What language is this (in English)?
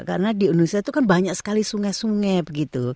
Indonesian